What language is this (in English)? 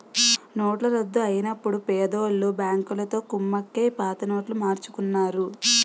Telugu